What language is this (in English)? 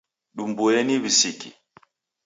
Taita